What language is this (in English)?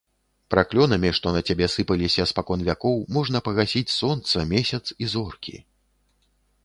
Belarusian